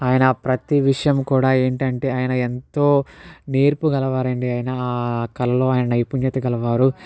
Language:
Telugu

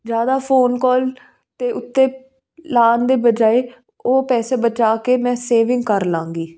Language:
Punjabi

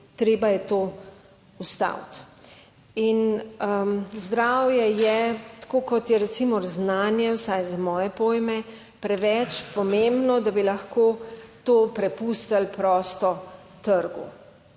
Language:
Slovenian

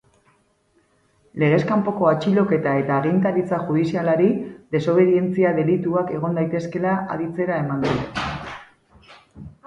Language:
Basque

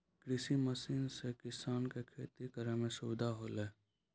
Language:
Maithili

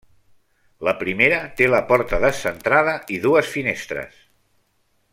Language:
Catalan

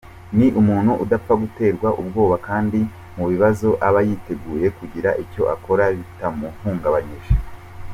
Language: Kinyarwanda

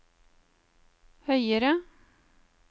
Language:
Norwegian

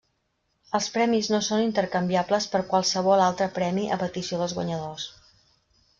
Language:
Catalan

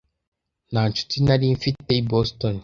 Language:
Kinyarwanda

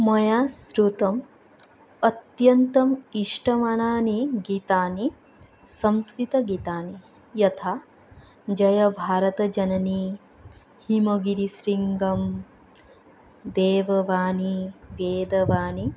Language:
Sanskrit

